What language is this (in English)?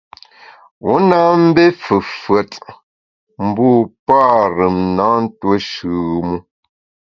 Bamun